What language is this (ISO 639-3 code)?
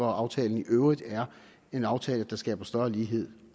dan